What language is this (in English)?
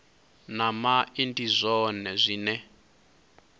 Venda